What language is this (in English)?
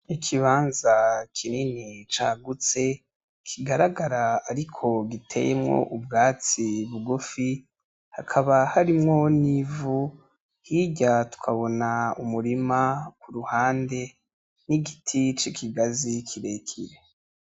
Rundi